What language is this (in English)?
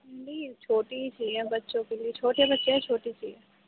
Urdu